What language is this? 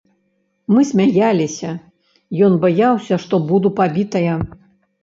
Belarusian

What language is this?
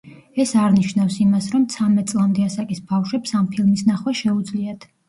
Georgian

